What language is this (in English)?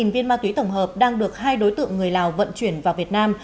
Vietnamese